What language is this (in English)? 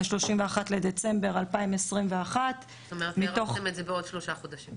Hebrew